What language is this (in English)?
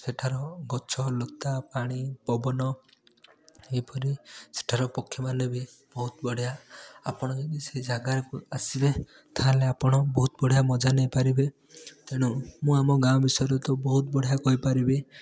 Odia